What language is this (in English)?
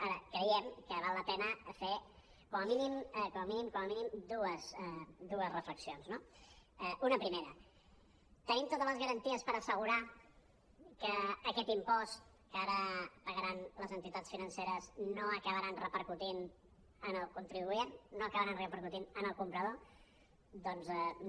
Catalan